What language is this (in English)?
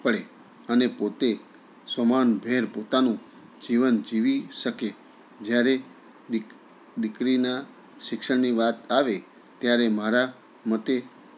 Gujarati